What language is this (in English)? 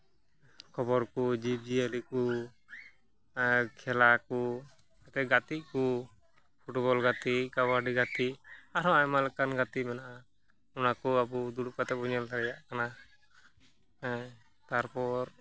Santali